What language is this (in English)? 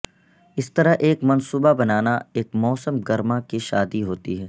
Urdu